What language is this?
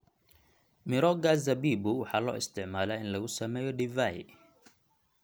Somali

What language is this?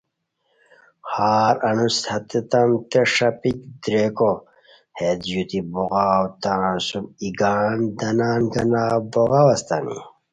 Khowar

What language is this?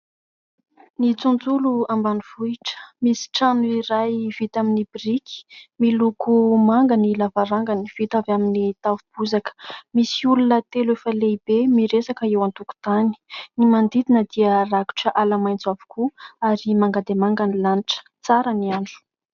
Malagasy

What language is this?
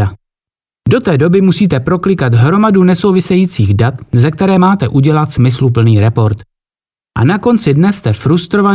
Czech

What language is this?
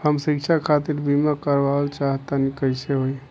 Bhojpuri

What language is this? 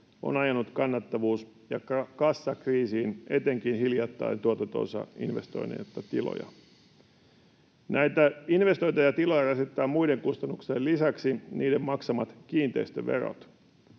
Finnish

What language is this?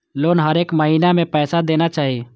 Maithili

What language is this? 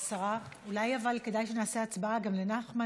Hebrew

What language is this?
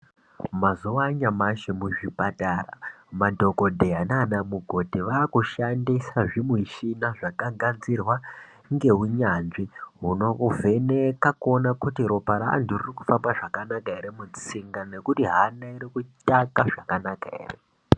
Ndau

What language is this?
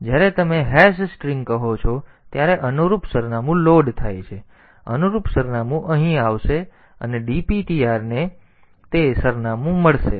Gujarati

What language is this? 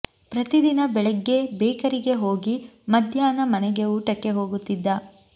Kannada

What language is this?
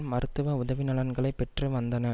Tamil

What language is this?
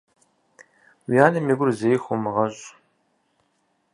Kabardian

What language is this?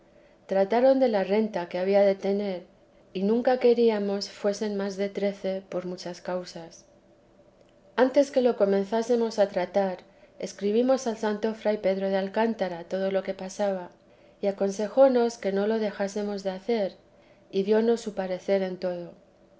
Spanish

